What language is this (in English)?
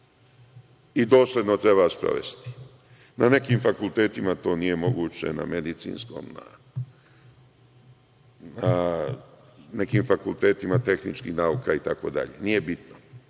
Serbian